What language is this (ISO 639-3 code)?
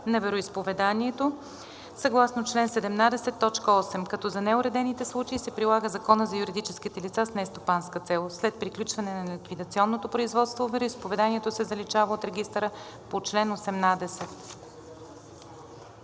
bul